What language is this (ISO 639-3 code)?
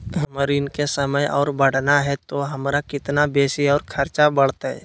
mag